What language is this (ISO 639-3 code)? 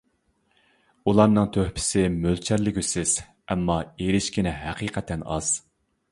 uig